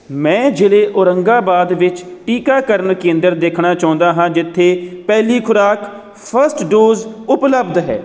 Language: Punjabi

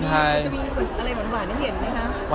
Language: Thai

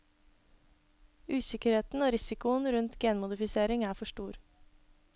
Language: Norwegian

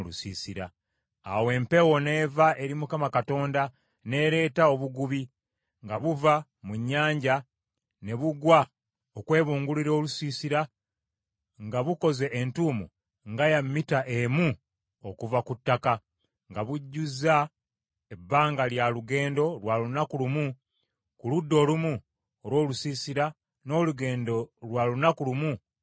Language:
Ganda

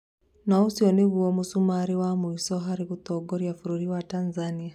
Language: Kikuyu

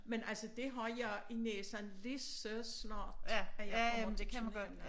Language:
Danish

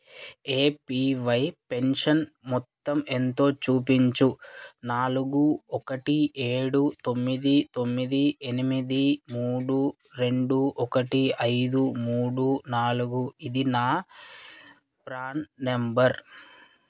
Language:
Telugu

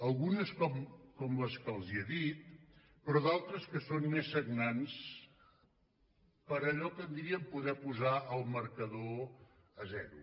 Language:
Catalan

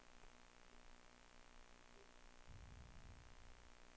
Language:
Danish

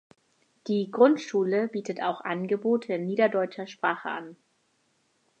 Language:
German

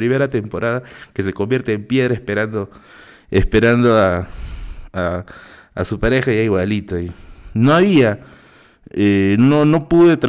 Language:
Spanish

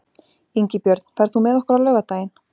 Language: Icelandic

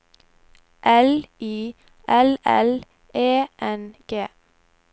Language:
Norwegian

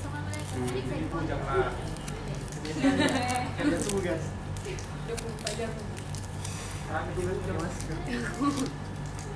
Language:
Indonesian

